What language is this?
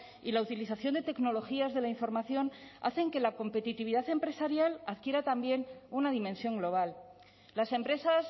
Spanish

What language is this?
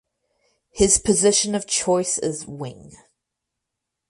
English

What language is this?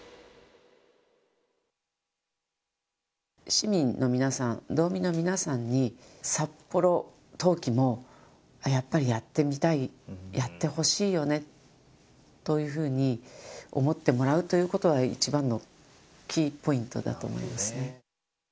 Japanese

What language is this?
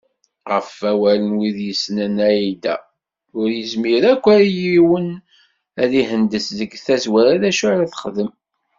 Kabyle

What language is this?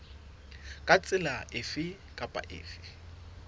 Southern Sotho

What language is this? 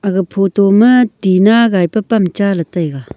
Wancho Naga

